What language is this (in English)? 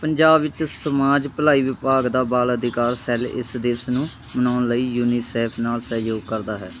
Punjabi